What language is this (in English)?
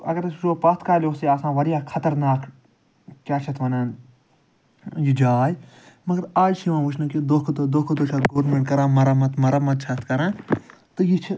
Kashmiri